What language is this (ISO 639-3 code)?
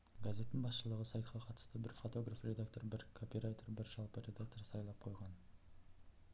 kaz